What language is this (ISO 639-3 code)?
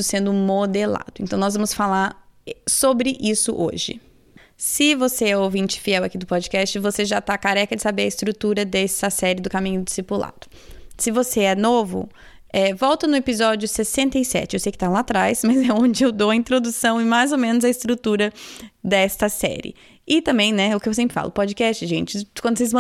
por